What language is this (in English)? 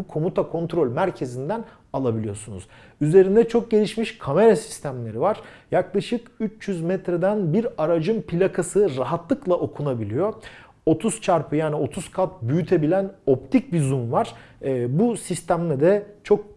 Turkish